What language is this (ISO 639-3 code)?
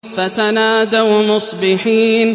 ara